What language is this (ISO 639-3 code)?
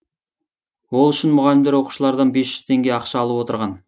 kaz